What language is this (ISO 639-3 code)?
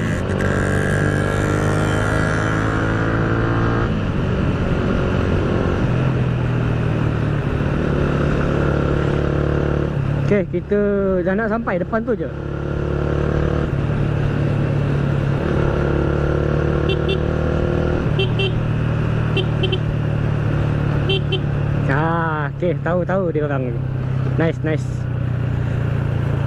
msa